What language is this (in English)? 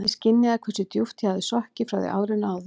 Icelandic